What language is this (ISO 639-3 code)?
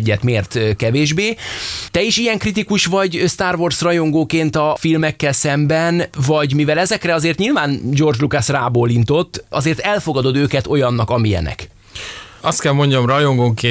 hun